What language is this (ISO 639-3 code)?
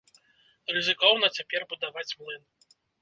bel